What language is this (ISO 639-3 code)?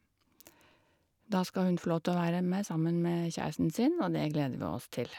nor